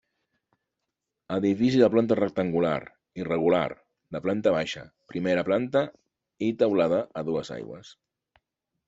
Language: Catalan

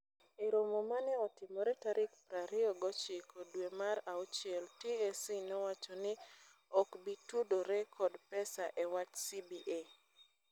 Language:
Luo (Kenya and Tanzania)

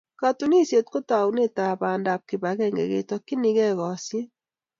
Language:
Kalenjin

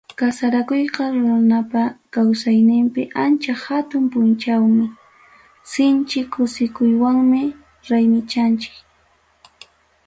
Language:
Ayacucho Quechua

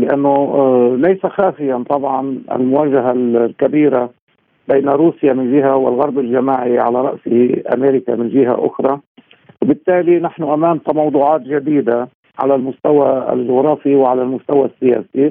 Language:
Arabic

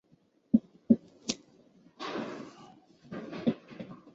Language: Chinese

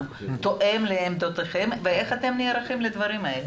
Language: Hebrew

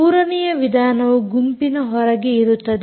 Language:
Kannada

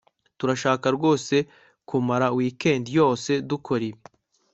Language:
Kinyarwanda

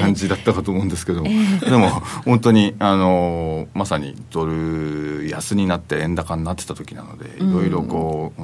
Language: Japanese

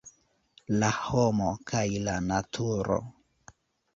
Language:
Esperanto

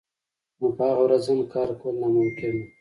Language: Pashto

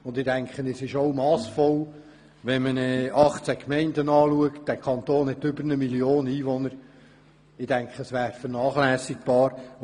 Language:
Swiss German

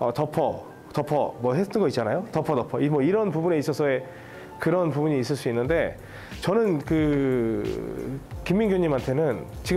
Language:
Korean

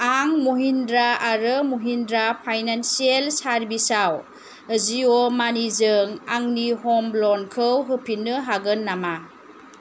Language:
Bodo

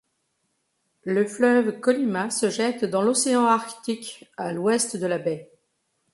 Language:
French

